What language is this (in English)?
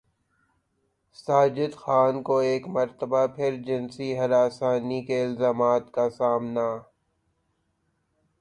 Urdu